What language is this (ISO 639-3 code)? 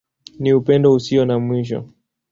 swa